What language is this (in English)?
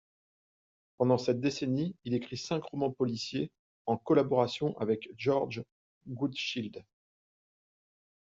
French